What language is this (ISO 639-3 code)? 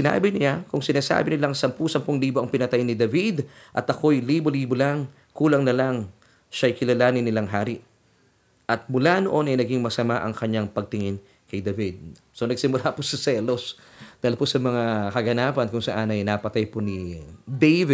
fil